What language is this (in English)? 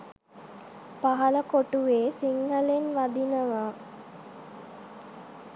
Sinhala